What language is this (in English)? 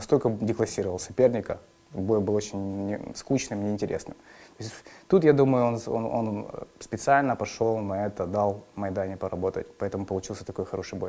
Russian